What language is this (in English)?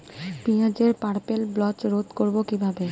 Bangla